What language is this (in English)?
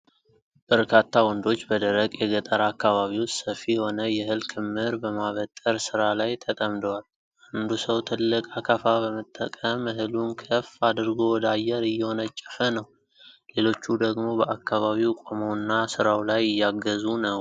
Amharic